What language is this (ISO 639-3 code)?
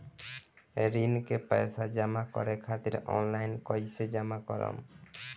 bho